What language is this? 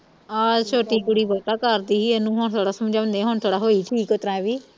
Punjabi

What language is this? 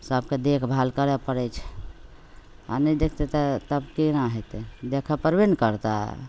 Maithili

